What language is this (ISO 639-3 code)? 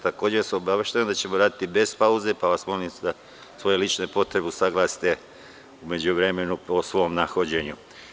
srp